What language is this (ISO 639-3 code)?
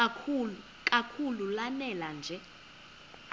xho